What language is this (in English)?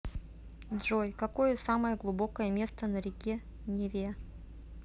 Russian